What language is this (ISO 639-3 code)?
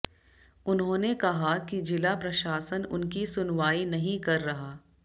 hin